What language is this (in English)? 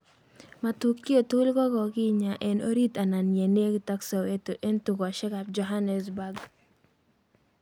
Kalenjin